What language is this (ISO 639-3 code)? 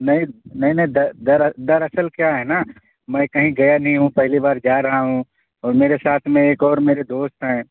urd